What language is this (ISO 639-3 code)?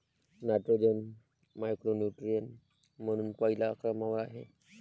mar